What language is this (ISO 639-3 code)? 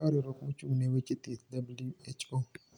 luo